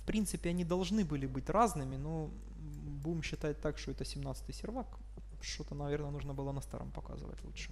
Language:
Russian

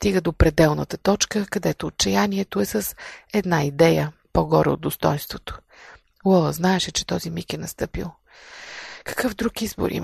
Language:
Bulgarian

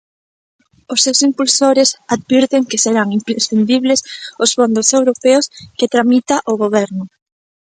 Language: Galician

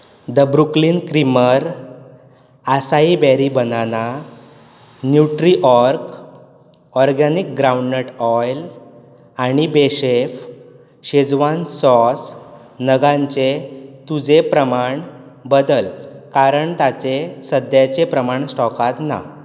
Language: Konkani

